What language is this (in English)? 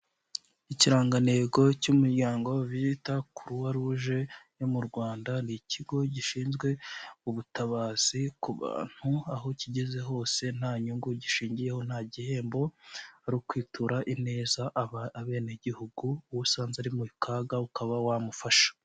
Kinyarwanda